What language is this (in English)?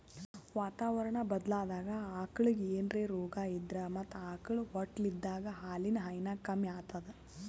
Kannada